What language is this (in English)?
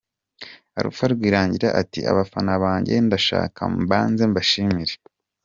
Kinyarwanda